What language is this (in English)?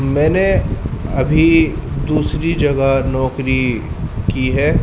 Urdu